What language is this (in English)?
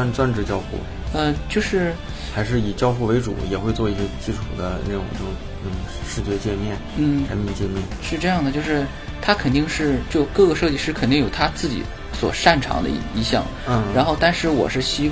Chinese